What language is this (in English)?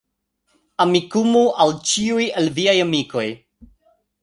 Esperanto